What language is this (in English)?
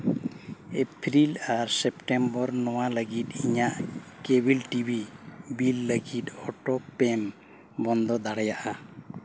Santali